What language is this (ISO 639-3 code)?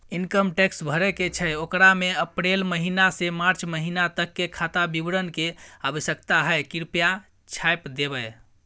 mai